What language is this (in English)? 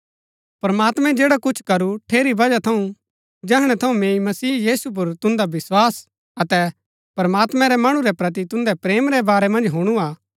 Gaddi